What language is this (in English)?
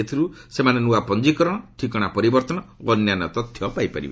Odia